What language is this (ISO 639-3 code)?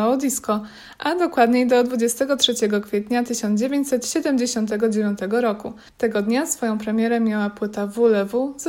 pol